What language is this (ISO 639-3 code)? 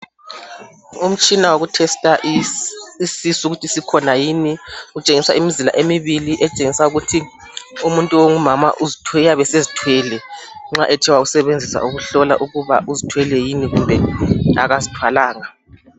nde